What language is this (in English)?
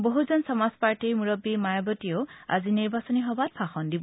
Assamese